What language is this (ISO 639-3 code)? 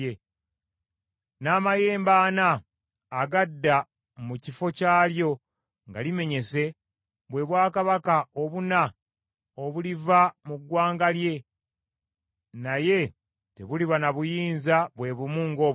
lug